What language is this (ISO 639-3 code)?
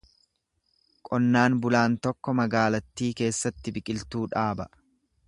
orm